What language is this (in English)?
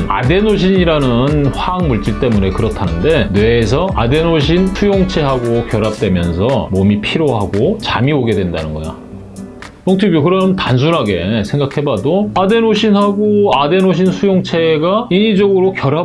Korean